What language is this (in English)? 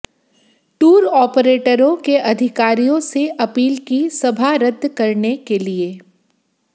Hindi